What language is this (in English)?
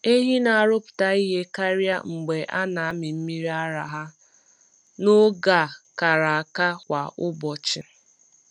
Igbo